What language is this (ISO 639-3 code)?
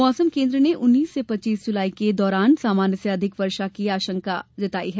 hin